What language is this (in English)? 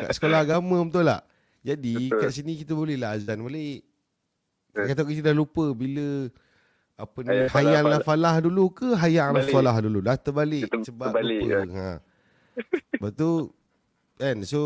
Malay